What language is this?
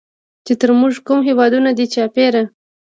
Pashto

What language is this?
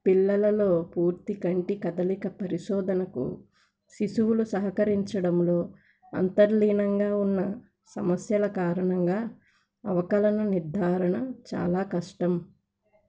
Telugu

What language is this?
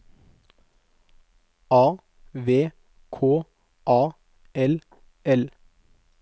Norwegian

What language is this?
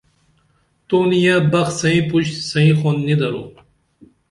Dameli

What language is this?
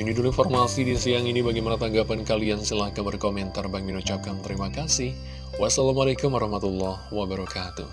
Indonesian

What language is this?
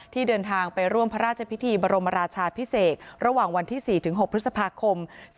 Thai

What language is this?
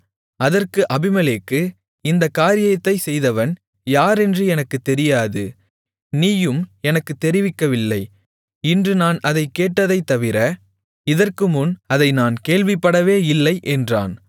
Tamil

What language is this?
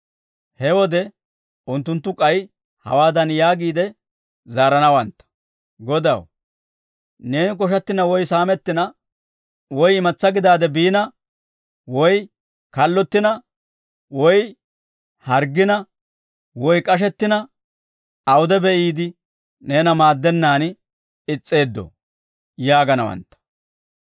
Dawro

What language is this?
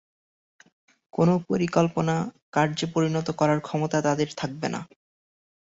Bangla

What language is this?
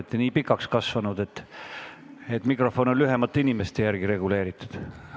Estonian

